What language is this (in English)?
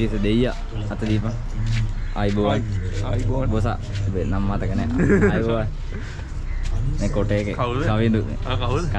Indonesian